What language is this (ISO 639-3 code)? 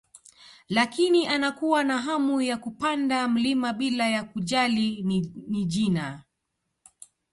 swa